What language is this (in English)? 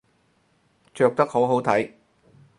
Cantonese